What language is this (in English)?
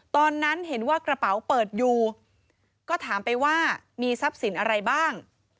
Thai